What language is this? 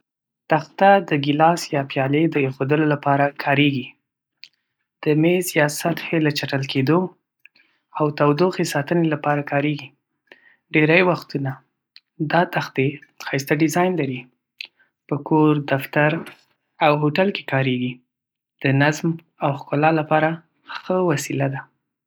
Pashto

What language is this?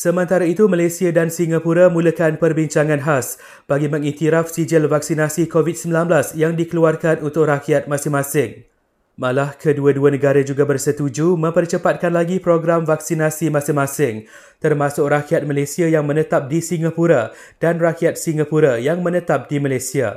Malay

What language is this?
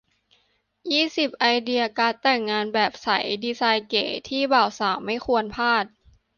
Thai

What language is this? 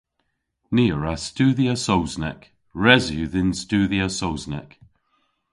Cornish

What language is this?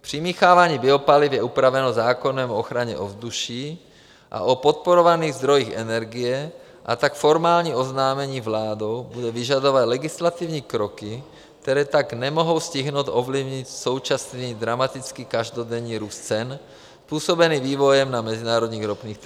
Czech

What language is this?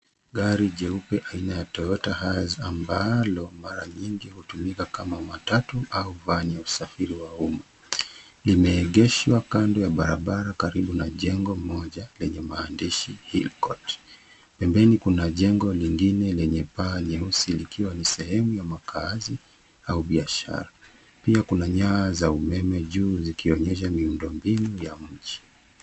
Swahili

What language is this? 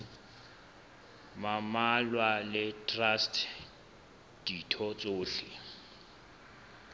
Southern Sotho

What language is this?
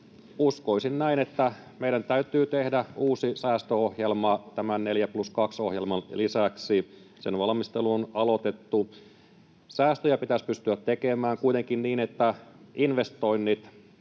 Finnish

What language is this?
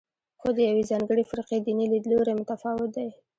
Pashto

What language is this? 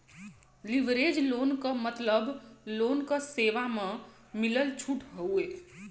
Bhojpuri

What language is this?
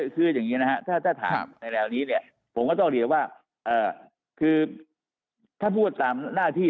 Thai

